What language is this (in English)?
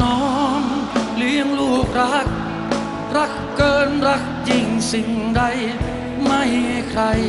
Thai